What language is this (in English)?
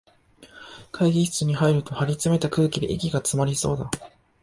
Japanese